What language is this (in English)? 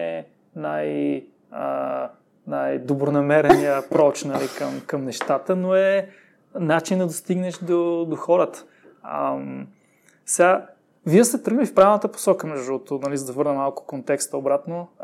Bulgarian